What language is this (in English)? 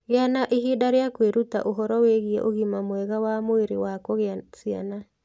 Kikuyu